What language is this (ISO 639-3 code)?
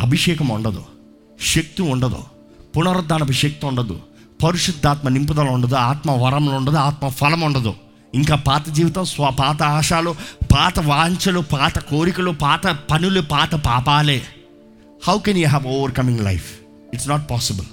tel